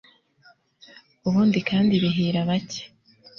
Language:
Kinyarwanda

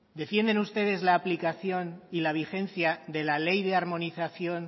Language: Spanish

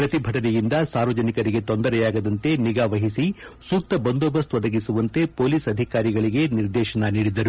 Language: Kannada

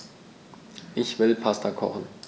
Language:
German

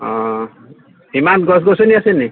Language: Assamese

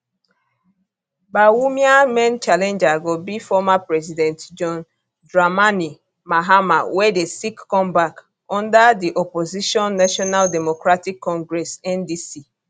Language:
Nigerian Pidgin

